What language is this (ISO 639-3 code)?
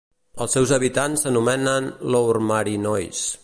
cat